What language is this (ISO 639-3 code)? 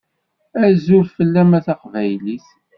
kab